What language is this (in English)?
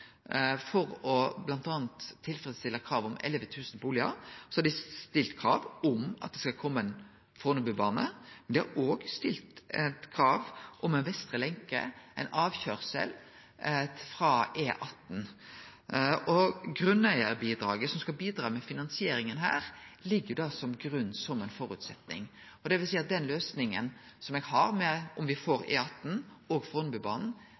Norwegian Nynorsk